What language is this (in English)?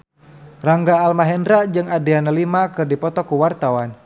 Sundanese